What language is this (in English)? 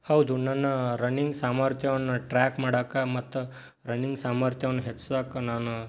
Kannada